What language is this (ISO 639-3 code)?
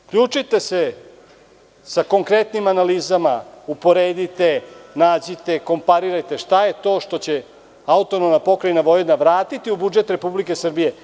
srp